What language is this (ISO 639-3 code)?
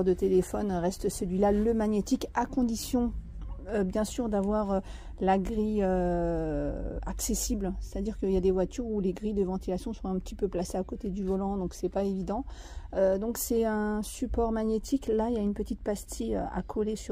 fra